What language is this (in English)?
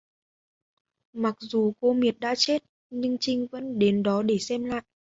Vietnamese